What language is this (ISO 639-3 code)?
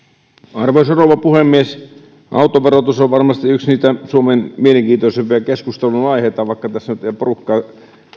fin